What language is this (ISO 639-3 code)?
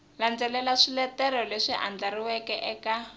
tso